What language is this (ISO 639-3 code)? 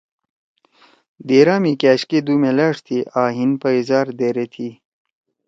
trw